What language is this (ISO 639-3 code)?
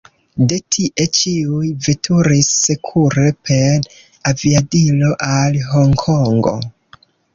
epo